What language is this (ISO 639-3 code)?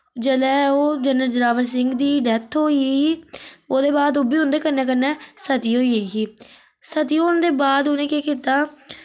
doi